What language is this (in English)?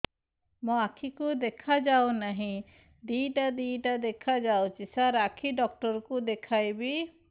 Odia